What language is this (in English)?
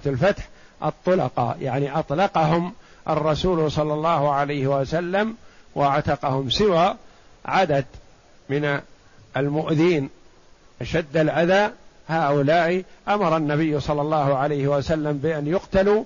Arabic